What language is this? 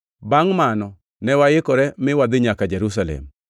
Luo (Kenya and Tanzania)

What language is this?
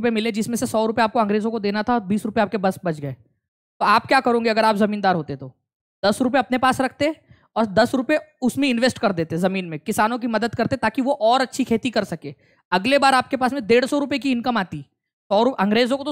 Hindi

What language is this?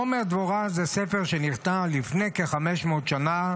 Hebrew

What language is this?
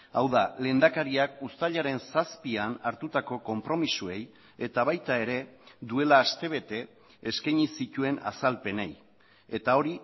Basque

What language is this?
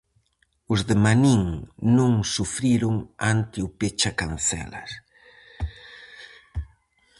Galician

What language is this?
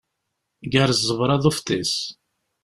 Kabyle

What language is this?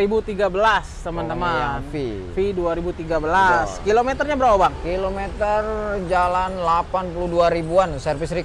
Indonesian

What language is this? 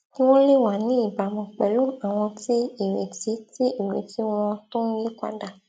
Yoruba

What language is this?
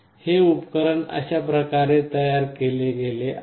Marathi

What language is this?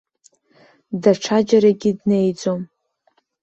Abkhazian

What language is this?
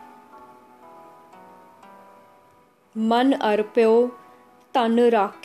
Hindi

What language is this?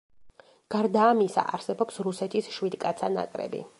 Georgian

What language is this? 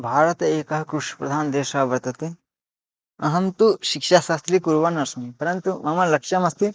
Sanskrit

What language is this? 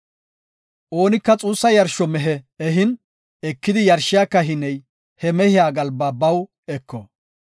Gofa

